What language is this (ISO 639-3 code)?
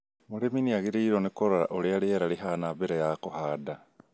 kik